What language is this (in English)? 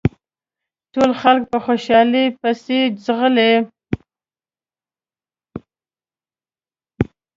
Pashto